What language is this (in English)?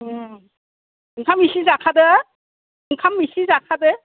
Bodo